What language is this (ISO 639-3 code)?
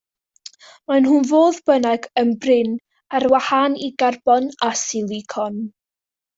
cym